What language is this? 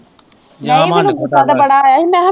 Punjabi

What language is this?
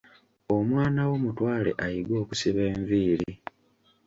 Ganda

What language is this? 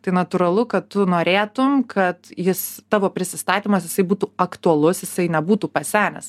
Lithuanian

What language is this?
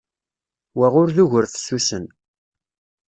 Kabyle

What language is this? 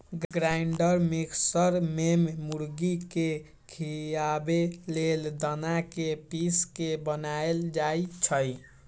Magahi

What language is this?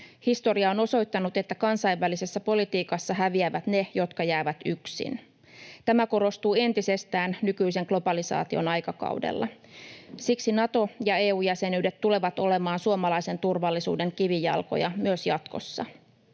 Finnish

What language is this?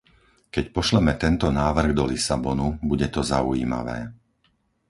Slovak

